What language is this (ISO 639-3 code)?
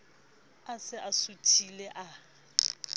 sot